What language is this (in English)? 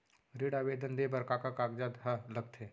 Chhattisgarhi